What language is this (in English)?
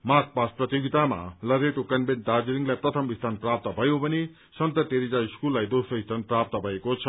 Nepali